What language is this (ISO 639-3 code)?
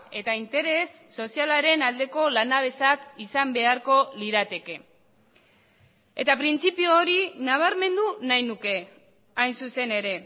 eus